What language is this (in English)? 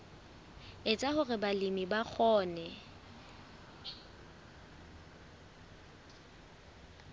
Southern Sotho